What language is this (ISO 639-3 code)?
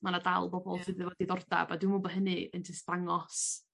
cym